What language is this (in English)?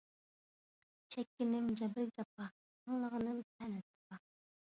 Uyghur